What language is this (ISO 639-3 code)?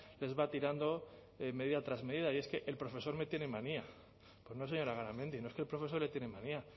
spa